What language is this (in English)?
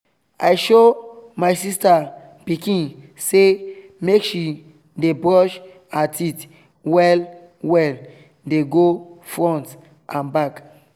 Nigerian Pidgin